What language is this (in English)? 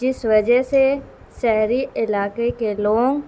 Urdu